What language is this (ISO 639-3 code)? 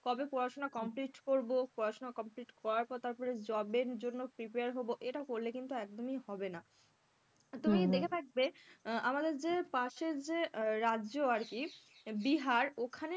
ben